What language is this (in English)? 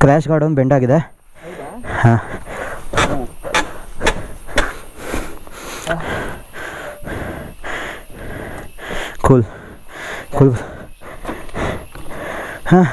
Kannada